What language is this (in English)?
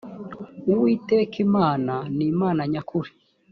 Kinyarwanda